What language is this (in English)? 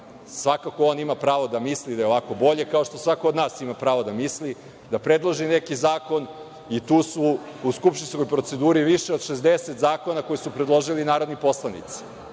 Serbian